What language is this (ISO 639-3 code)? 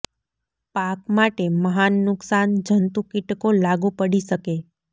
guj